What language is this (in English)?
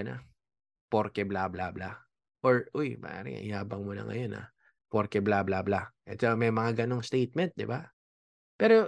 Filipino